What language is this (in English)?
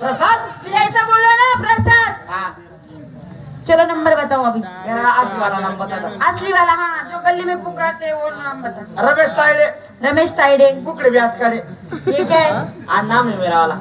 Hindi